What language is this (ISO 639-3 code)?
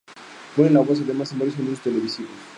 spa